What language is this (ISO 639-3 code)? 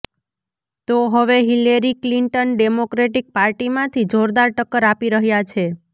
guj